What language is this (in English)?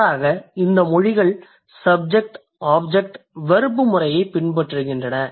Tamil